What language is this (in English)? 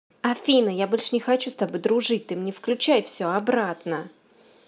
Russian